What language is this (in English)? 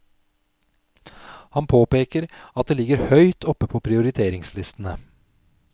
Norwegian